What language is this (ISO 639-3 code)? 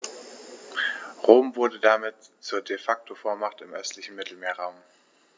deu